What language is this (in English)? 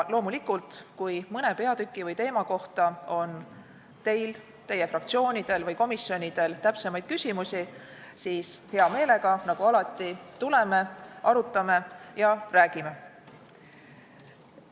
Estonian